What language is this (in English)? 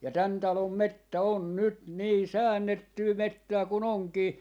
Finnish